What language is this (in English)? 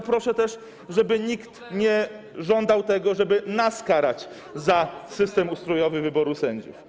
Polish